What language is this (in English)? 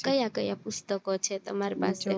Gujarati